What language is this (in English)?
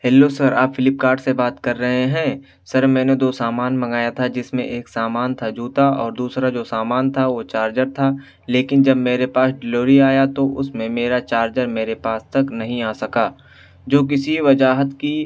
Urdu